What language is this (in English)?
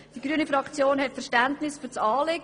Swiss German